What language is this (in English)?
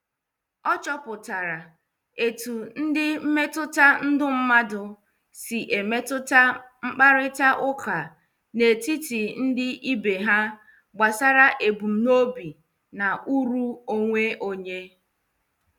Igbo